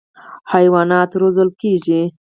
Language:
Pashto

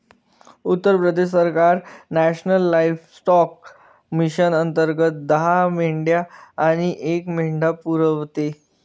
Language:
Marathi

